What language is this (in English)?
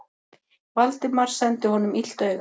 Icelandic